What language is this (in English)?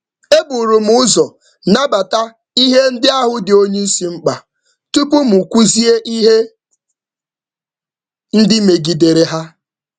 Igbo